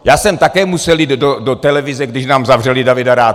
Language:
Czech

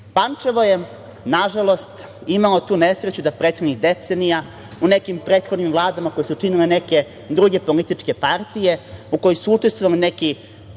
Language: Serbian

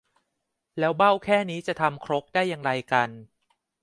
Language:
Thai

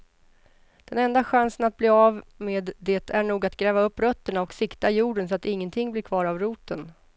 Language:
Swedish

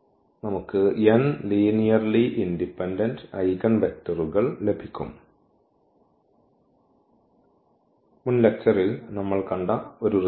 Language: Malayalam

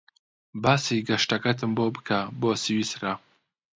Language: Central Kurdish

